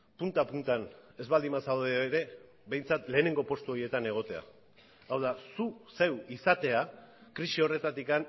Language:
Basque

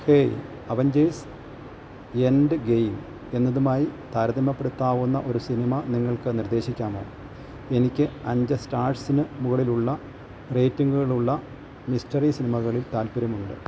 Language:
Malayalam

